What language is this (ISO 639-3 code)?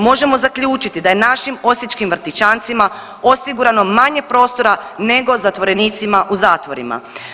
hrv